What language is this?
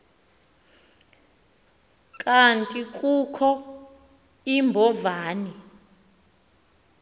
Xhosa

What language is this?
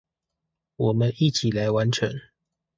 Chinese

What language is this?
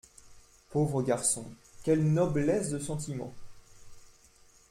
French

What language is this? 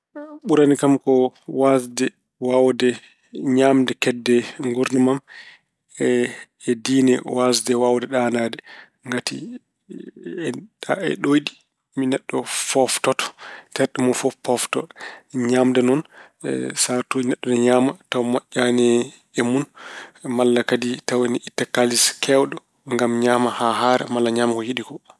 Fula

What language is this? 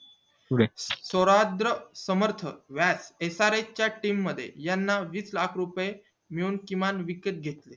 Marathi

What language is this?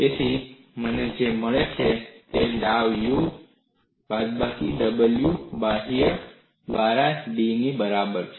Gujarati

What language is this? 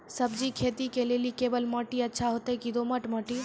Maithili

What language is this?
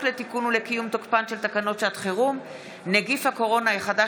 Hebrew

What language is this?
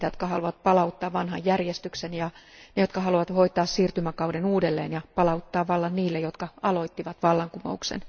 Finnish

